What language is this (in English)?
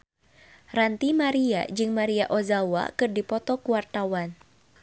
Sundanese